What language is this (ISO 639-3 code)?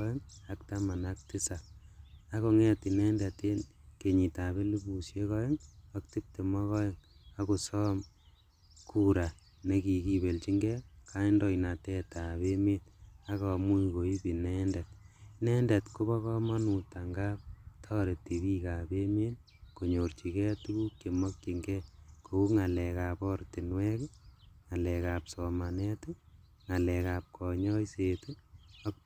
kln